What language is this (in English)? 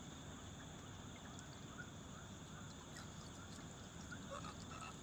Indonesian